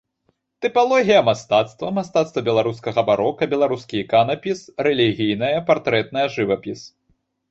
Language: Belarusian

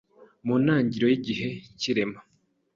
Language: Kinyarwanda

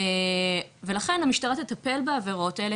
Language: Hebrew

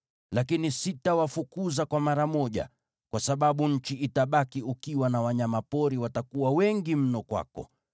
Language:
Swahili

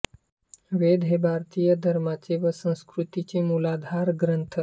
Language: Marathi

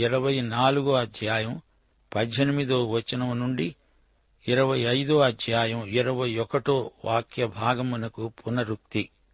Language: Telugu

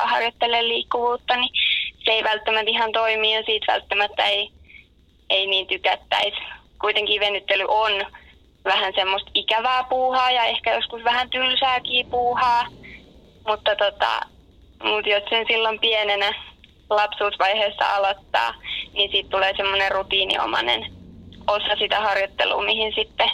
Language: Finnish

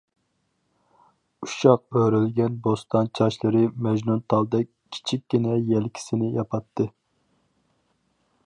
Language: Uyghur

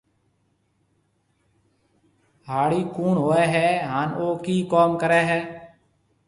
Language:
Marwari (Pakistan)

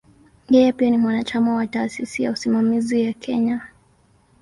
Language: Swahili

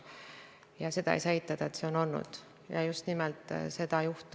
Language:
Estonian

